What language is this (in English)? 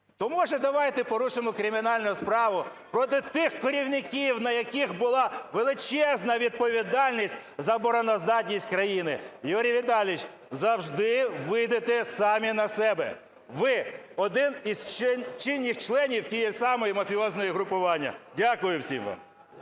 Ukrainian